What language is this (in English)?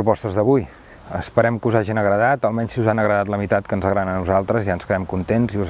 Spanish